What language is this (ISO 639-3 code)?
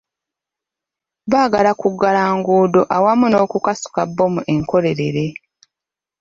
lug